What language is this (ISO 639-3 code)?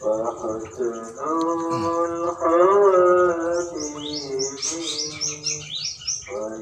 ind